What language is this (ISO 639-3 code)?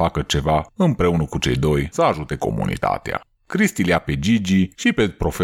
ron